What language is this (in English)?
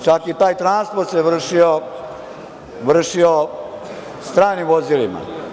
Serbian